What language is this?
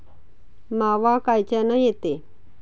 Marathi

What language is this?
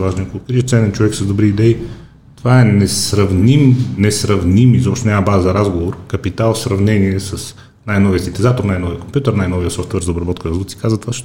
Bulgarian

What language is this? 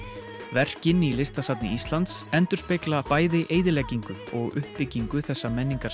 Icelandic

